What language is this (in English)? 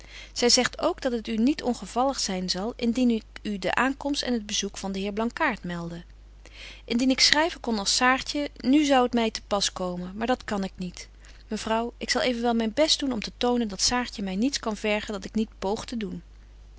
Dutch